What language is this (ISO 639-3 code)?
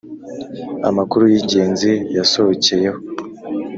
kin